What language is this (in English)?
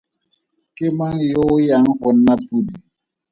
Tswana